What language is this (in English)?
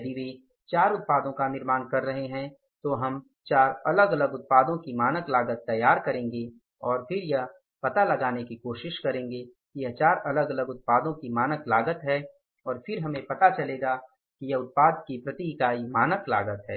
Hindi